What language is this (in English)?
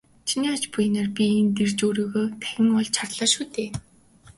Mongolian